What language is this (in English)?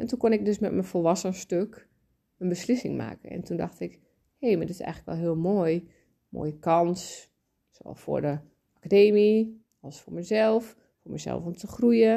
Dutch